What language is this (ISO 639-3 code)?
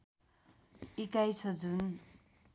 nep